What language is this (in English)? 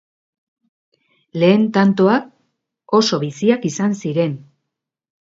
Basque